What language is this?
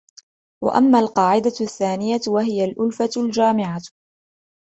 Arabic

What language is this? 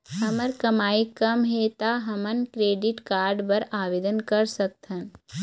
Chhattisgarhi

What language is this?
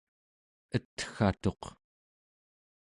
Central Yupik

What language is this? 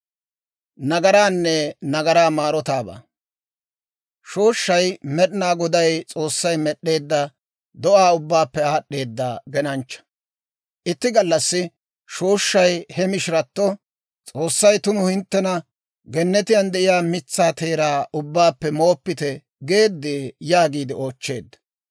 Dawro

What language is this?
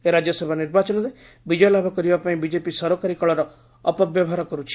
Odia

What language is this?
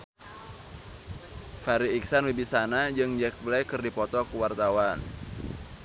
Sundanese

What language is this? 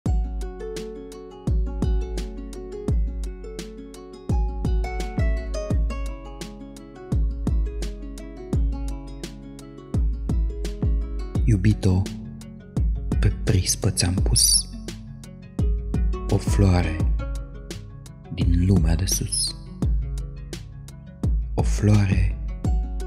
Romanian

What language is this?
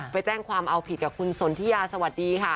Thai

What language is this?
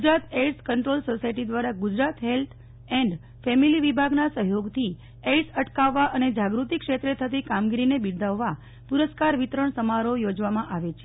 Gujarati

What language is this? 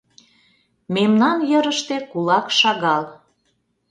Mari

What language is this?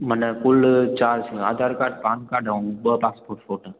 Sindhi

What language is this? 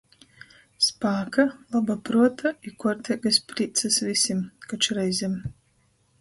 Latgalian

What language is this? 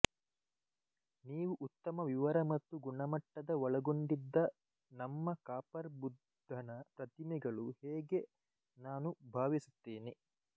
Kannada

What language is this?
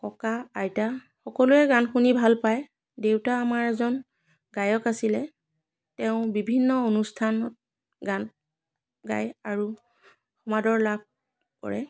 Assamese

